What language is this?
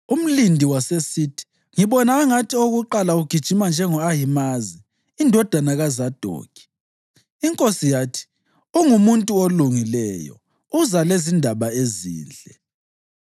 North Ndebele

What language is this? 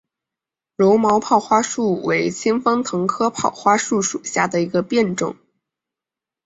Chinese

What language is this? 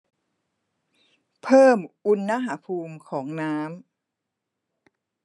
Thai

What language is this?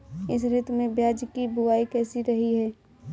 Hindi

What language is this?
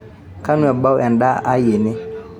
Masai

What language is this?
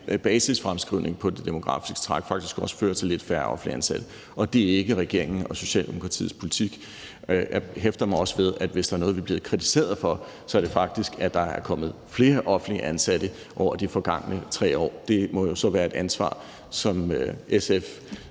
Danish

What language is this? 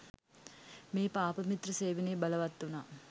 Sinhala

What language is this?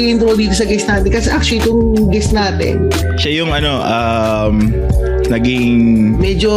Filipino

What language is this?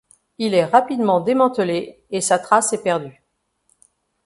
French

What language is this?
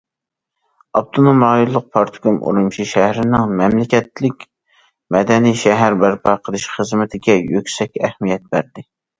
Uyghur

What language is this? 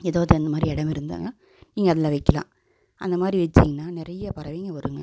Tamil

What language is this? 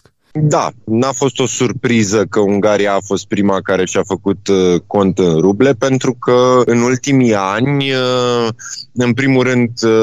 Romanian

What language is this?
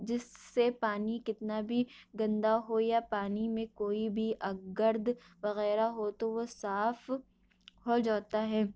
Urdu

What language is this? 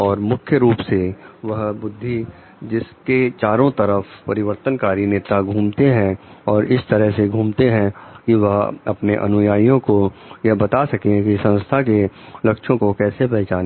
Hindi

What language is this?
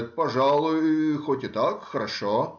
Russian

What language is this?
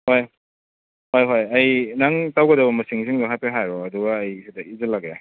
Manipuri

